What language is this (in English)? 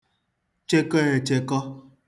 Igbo